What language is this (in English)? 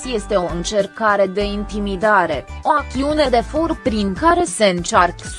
Romanian